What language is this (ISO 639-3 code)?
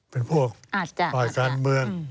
tha